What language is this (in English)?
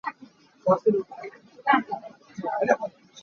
Hakha Chin